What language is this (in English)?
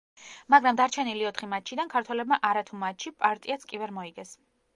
Georgian